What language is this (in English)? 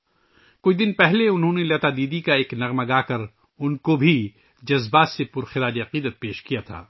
Urdu